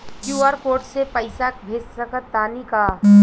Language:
Bhojpuri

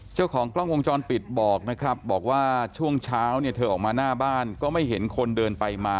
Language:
Thai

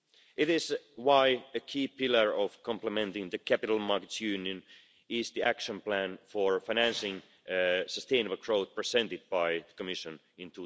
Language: English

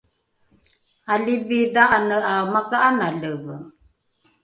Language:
Rukai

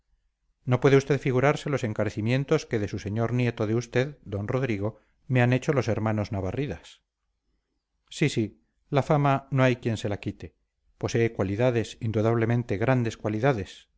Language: Spanish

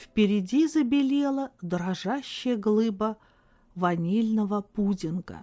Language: Russian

